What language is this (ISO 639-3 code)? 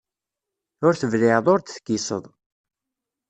kab